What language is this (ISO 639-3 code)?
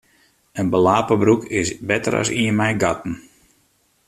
fry